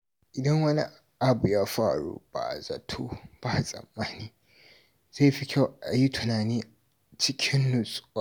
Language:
Hausa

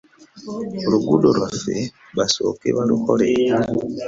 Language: Ganda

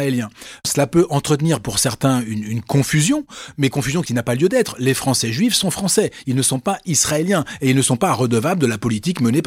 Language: French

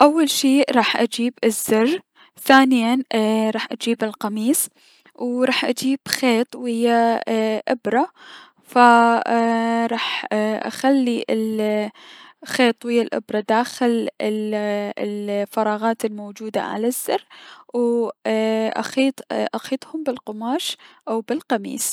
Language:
Mesopotamian Arabic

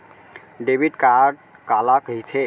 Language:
Chhattisgarhi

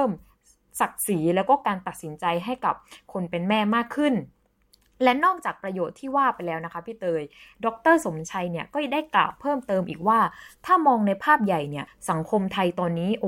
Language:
Thai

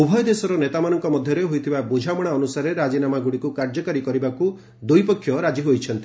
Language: Odia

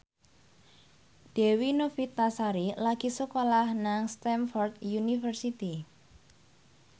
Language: Javanese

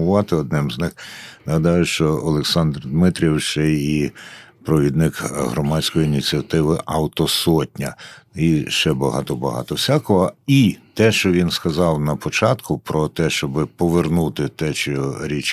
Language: Ukrainian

